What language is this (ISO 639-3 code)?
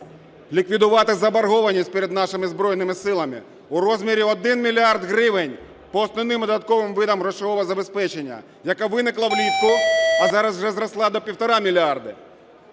ukr